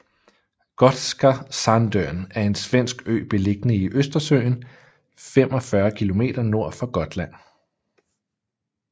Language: Danish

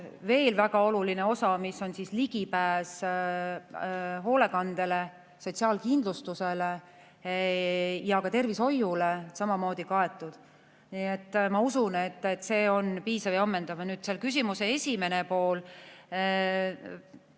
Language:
Estonian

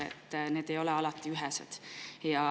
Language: Estonian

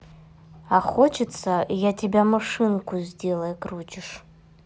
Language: Russian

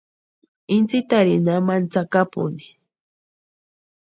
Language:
Western Highland Purepecha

